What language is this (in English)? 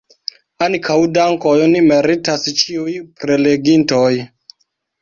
Esperanto